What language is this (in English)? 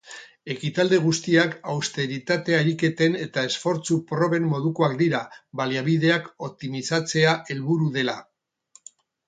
Basque